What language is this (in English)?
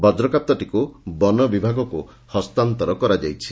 Odia